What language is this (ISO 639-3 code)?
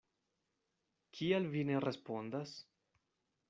epo